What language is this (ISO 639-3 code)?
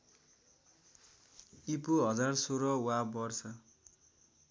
nep